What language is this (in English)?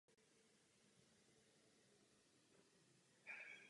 Czech